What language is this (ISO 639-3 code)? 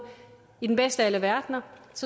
dan